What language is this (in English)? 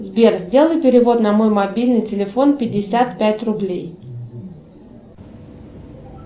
Russian